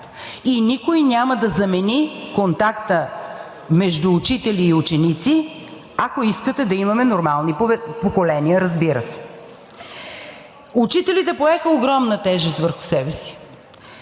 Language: Bulgarian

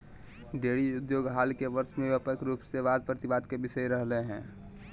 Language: Magahi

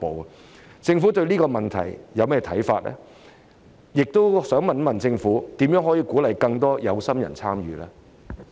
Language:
Cantonese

